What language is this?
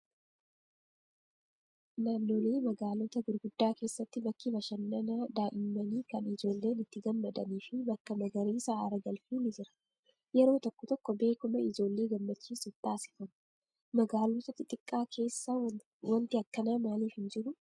Oromo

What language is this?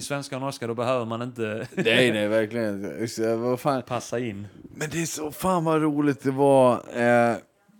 Swedish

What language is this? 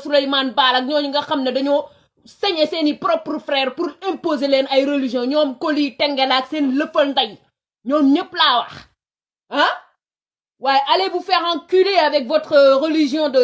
French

